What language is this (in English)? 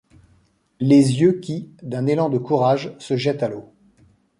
French